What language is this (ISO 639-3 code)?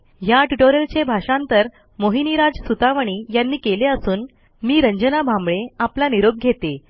mar